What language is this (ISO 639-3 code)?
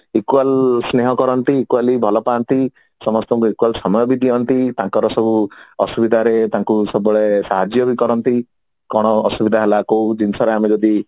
ori